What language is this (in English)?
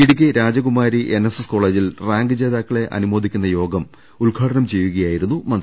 Malayalam